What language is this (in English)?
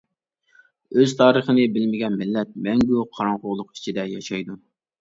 Uyghur